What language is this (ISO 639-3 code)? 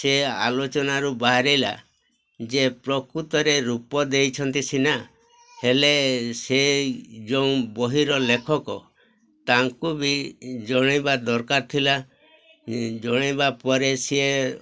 ori